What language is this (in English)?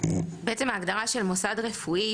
Hebrew